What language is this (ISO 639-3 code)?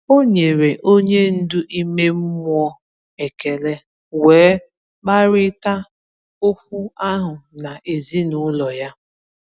ibo